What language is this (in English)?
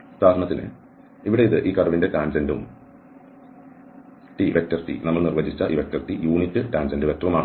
Malayalam